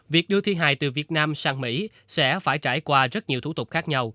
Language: Vietnamese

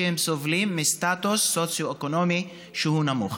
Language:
Hebrew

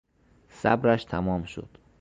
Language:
Persian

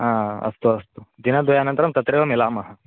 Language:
Sanskrit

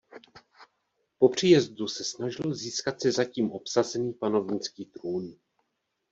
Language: Czech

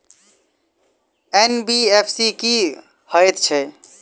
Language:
Maithili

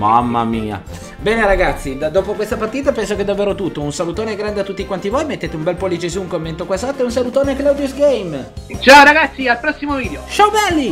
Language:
Italian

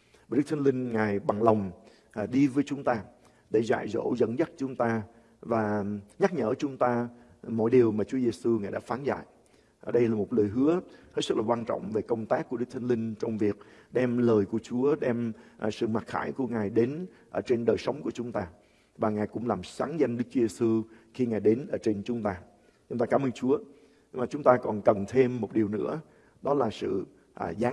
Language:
Vietnamese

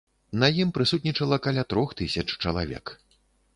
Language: Belarusian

